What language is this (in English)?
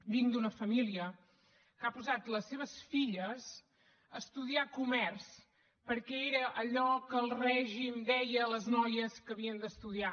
Catalan